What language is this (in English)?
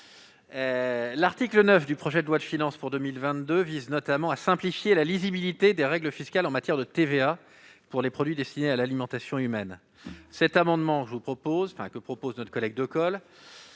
French